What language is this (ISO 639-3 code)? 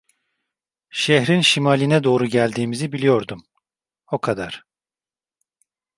tur